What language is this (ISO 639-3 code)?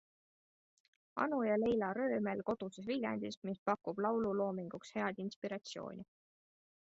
est